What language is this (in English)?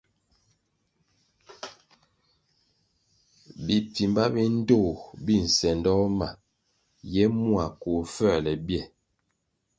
Kwasio